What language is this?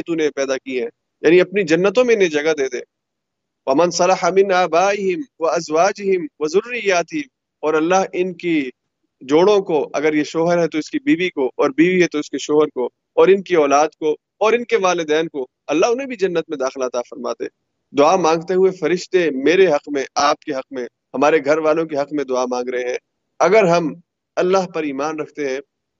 Urdu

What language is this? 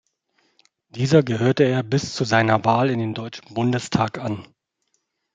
German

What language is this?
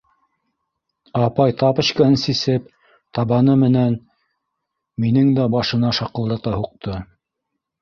Bashkir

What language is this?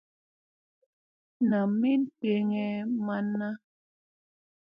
Musey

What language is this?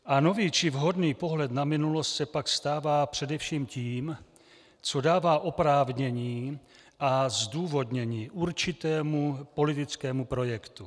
Czech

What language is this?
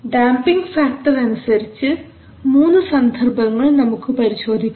Malayalam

